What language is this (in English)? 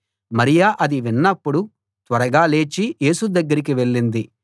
Telugu